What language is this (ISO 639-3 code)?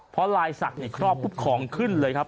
tha